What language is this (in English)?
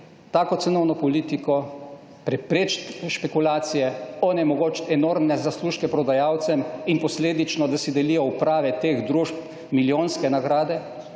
Slovenian